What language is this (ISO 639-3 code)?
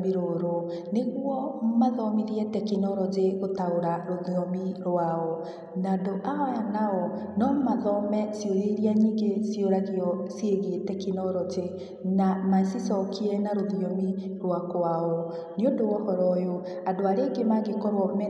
kik